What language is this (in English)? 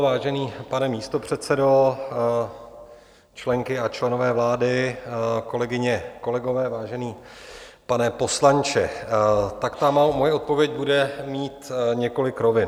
Czech